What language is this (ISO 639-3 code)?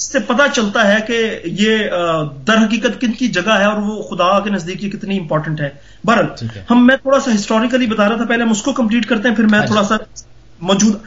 hin